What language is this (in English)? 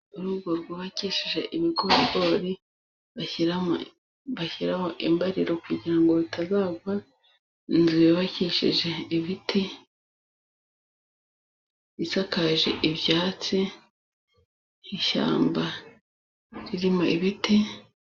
Kinyarwanda